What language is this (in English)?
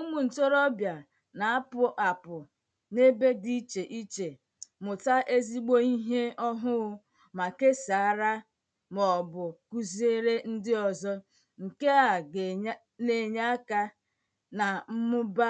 Igbo